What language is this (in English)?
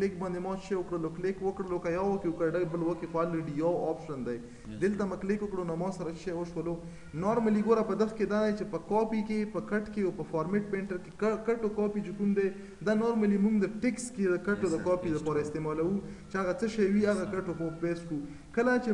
Romanian